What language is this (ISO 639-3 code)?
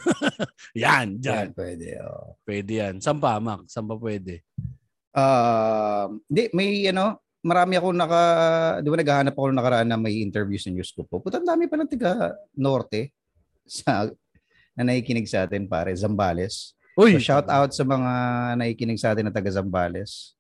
fil